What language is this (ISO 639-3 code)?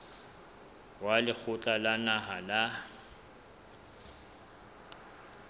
sot